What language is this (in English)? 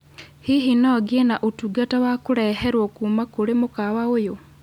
Kikuyu